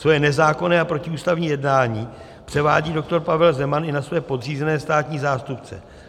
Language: Czech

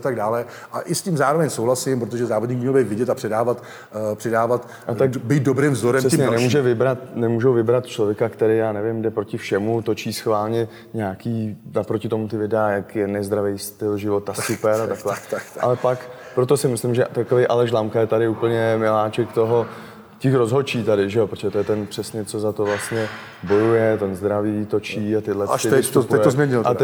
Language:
Czech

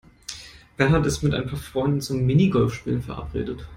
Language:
German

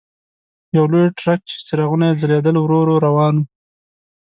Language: Pashto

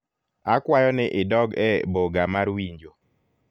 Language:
Luo (Kenya and Tanzania)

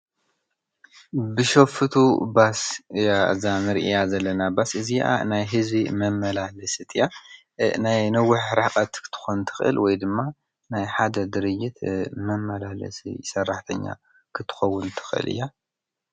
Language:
Tigrinya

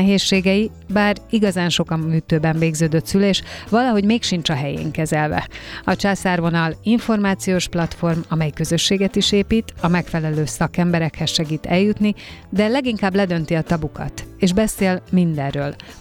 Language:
Hungarian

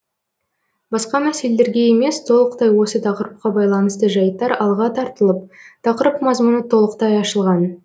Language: Kazakh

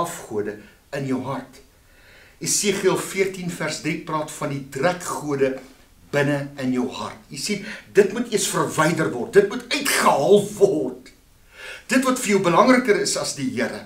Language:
Dutch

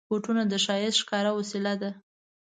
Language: Pashto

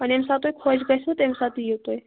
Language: Kashmiri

